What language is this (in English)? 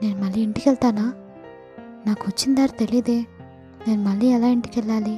Telugu